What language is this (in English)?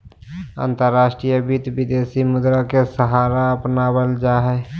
Magahi